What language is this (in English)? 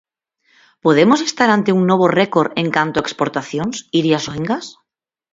Galician